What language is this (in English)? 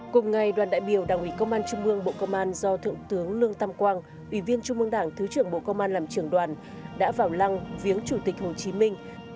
Vietnamese